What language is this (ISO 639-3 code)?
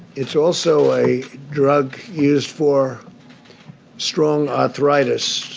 eng